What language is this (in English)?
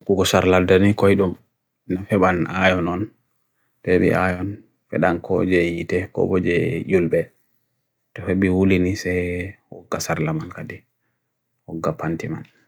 Bagirmi Fulfulde